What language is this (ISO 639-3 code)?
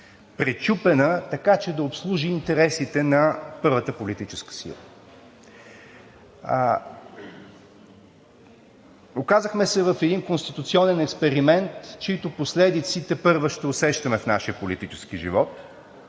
bul